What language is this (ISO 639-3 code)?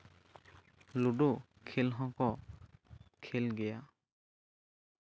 sat